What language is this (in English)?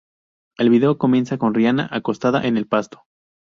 Spanish